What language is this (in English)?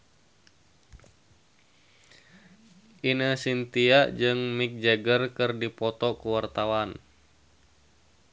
Sundanese